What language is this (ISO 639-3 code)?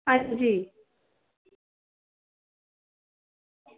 doi